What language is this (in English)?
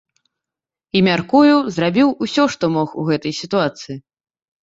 Belarusian